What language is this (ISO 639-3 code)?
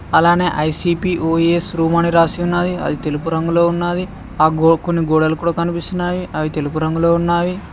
tel